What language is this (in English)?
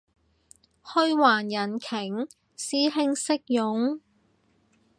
Cantonese